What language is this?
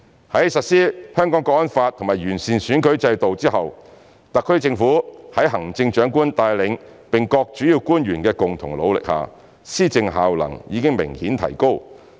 Cantonese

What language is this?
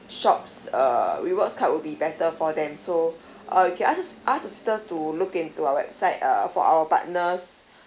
English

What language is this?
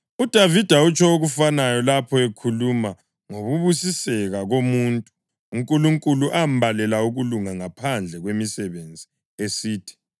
North Ndebele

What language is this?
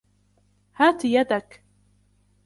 Arabic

